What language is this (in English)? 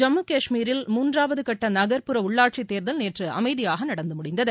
Tamil